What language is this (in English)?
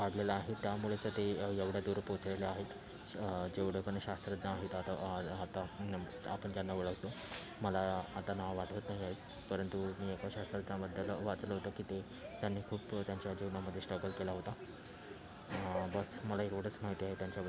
Marathi